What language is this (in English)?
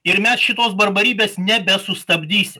Lithuanian